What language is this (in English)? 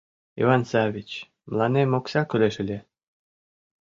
Mari